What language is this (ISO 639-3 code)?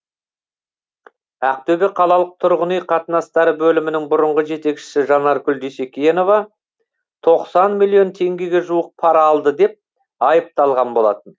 kaz